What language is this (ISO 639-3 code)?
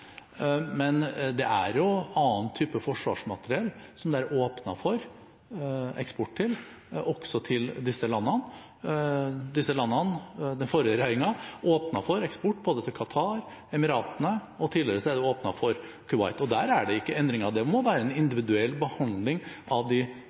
nob